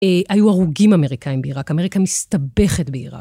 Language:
Hebrew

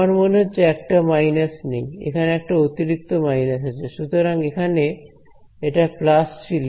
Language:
Bangla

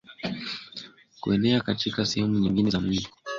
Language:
Swahili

